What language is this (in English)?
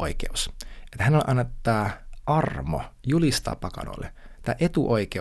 Finnish